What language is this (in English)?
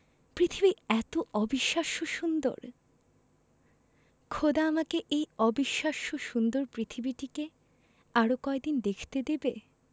Bangla